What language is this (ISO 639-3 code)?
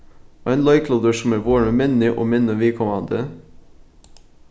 fao